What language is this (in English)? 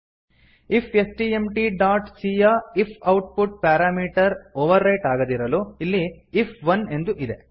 Kannada